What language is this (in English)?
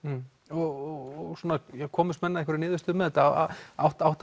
Icelandic